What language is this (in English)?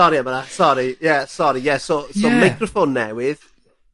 Welsh